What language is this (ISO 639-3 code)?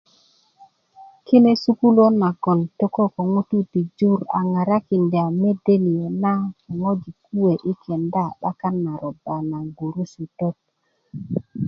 ukv